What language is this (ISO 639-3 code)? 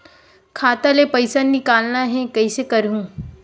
hne